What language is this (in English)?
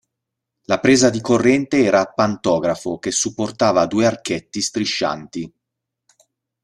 Italian